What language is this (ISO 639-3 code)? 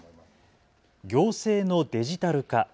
jpn